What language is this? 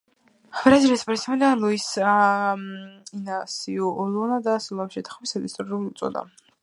Georgian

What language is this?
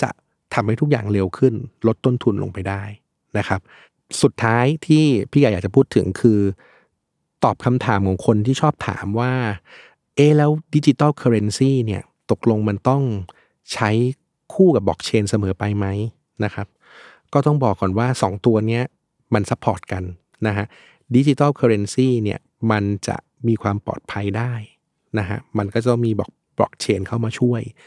Thai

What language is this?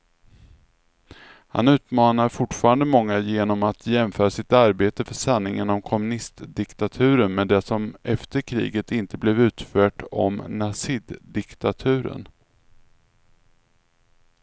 Swedish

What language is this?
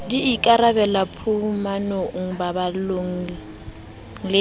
Southern Sotho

